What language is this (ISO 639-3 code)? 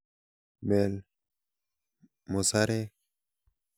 kln